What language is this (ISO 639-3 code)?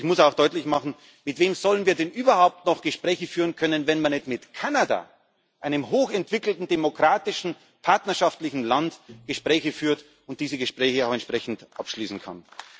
deu